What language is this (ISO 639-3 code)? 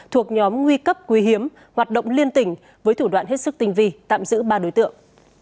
vie